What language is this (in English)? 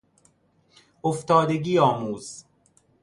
Persian